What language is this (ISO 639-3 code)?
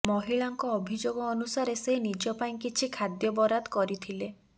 ori